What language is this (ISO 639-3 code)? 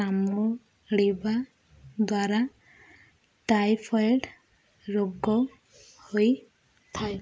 ori